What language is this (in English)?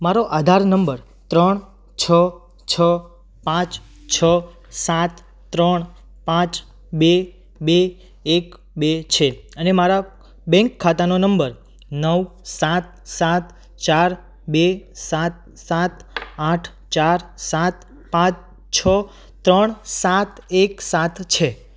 Gujarati